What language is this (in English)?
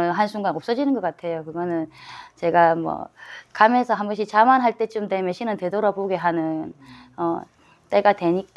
Korean